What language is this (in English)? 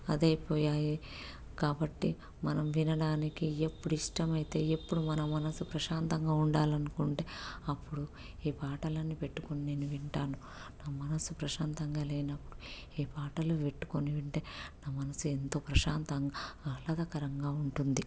Telugu